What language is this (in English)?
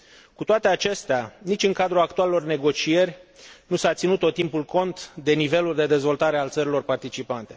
Romanian